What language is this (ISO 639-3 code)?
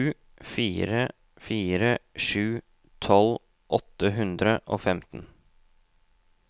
nor